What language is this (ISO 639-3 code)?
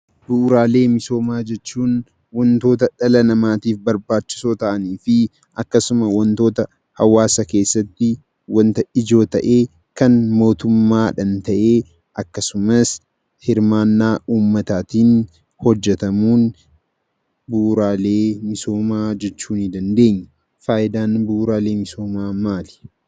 orm